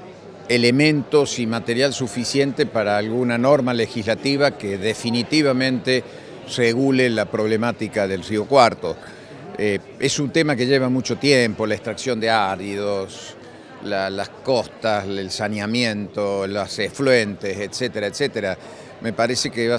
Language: Spanish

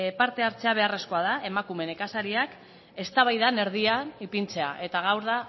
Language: Basque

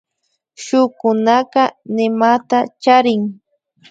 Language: Imbabura Highland Quichua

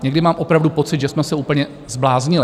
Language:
Czech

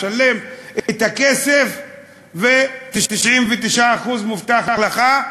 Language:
Hebrew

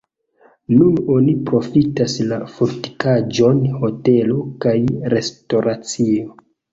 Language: Esperanto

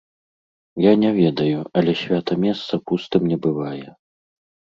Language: Belarusian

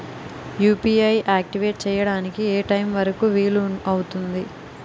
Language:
Telugu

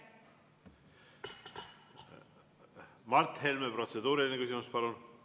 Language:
Estonian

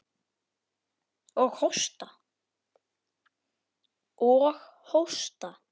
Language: Icelandic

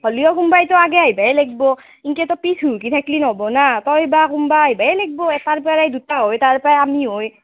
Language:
Assamese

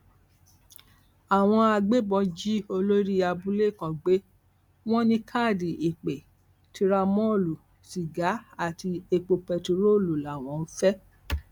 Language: Yoruba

